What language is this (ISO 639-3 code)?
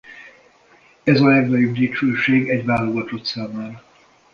hun